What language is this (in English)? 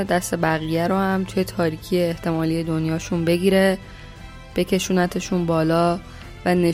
Persian